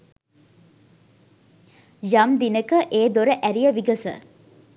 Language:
Sinhala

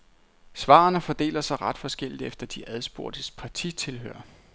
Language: Danish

